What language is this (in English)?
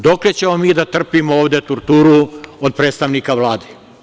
Serbian